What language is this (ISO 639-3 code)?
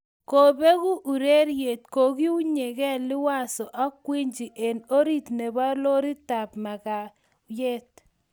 kln